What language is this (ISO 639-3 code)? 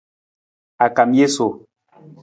nmz